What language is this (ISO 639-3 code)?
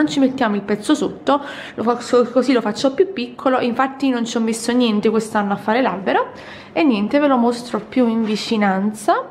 ita